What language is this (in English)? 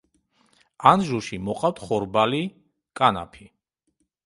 Georgian